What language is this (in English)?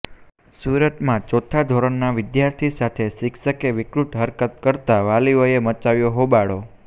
Gujarati